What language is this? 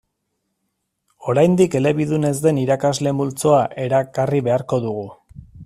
Basque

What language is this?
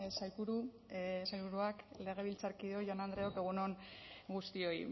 Basque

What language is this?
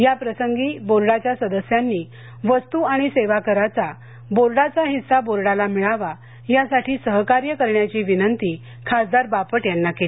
Marathi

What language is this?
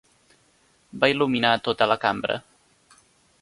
Catalan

